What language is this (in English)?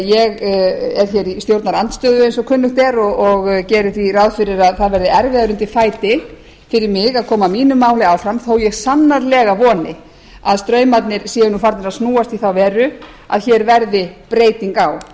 Icelandic